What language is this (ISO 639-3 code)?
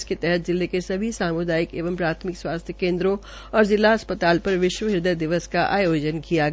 hin